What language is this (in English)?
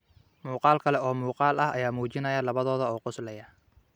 Somali